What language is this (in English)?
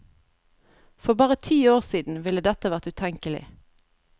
Norwegian